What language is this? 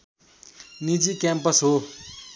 Nepali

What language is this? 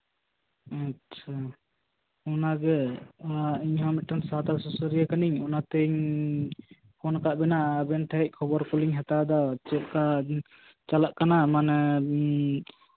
Santali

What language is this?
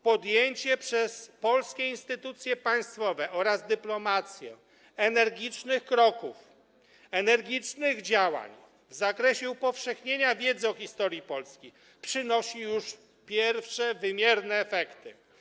Polish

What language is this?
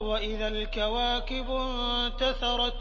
Arabic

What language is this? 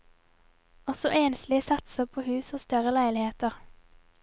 Norwegian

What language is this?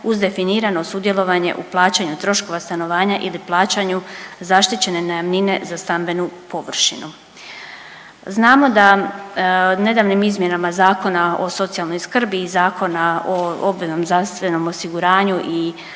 Croatian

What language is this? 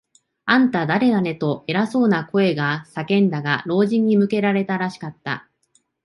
Japanese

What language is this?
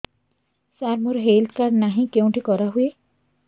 Odia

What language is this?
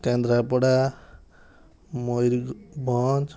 Odia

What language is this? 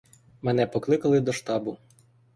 Ukrainian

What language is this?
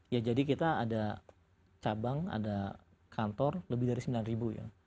Indonesian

